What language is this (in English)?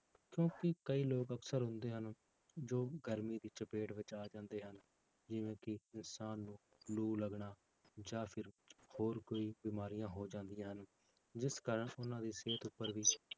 Punjabi